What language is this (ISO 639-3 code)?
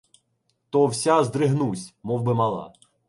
ukr